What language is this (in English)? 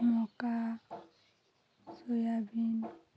Odia